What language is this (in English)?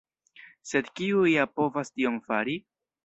Esperanto